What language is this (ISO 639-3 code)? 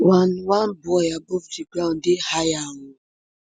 pcm